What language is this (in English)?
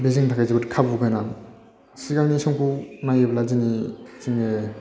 Bodo